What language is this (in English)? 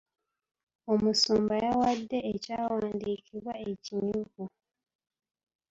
Ganda